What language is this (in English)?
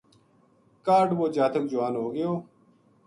Gujari